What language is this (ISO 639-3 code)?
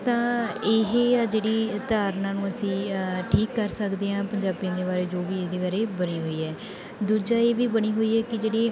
pan